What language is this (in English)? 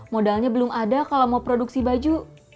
Indonesian